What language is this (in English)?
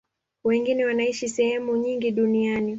Swahili